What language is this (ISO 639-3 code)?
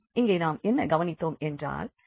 tam